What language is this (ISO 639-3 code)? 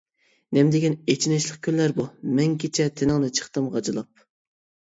uig